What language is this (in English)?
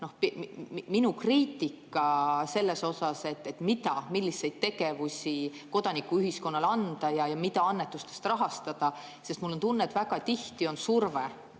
Estonian